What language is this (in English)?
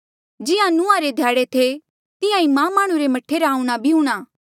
Mandeali